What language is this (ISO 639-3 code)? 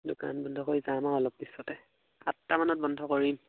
asm